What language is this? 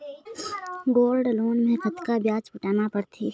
Chhattisgarhi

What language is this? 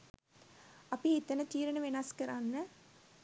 Sinhala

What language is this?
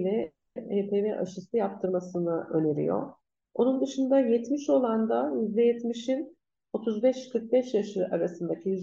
Turkish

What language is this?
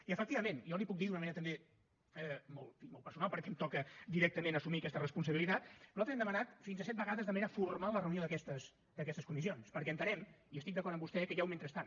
Catalan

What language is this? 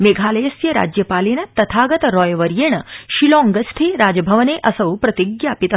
Sanskrit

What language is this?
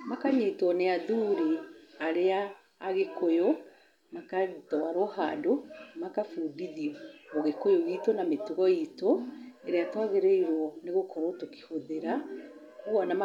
Kikuyu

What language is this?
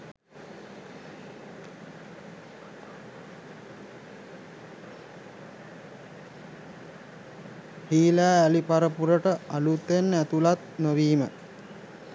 Sinhala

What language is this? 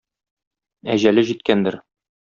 Tatar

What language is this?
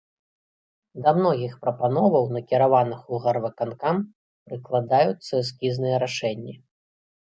Belarusian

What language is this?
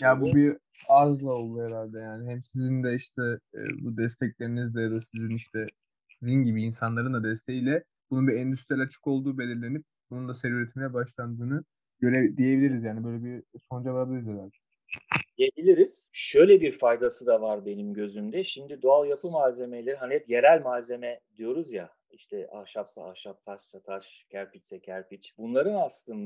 Turkish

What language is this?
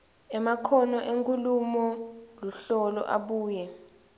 Swati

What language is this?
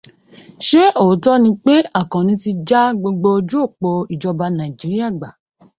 Yoruba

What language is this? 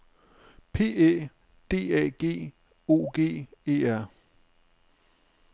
Danish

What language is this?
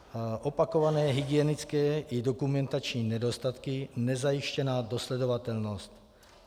Czech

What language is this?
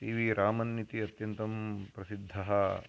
Sanskrit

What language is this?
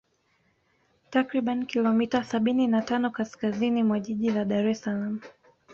Swahili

